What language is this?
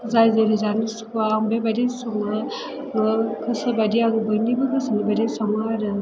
Bodo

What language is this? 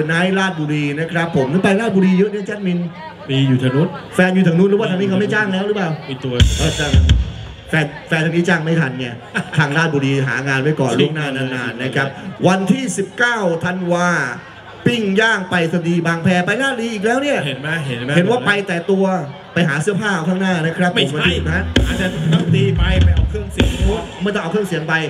Thai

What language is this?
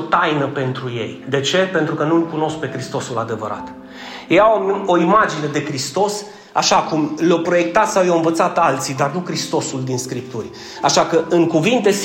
Romanian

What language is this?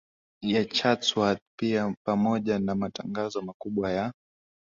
Swahili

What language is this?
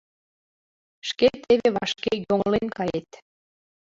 Mari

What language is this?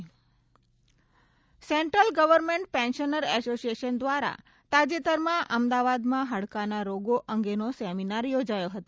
Gujarati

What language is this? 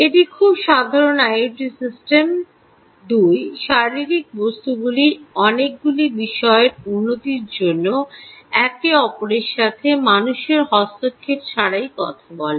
Bangla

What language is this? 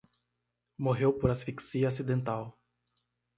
Portuguese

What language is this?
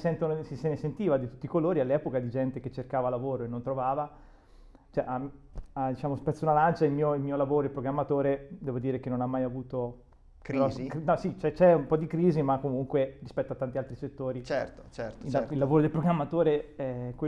Italian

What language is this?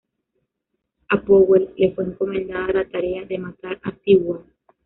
Spanish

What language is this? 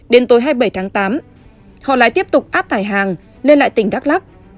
Vietnamese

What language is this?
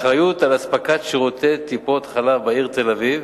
Hebrew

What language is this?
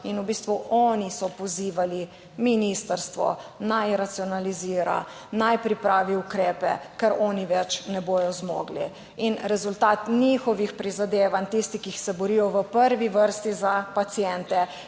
Slovenian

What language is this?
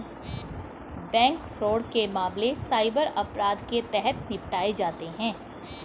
Hindi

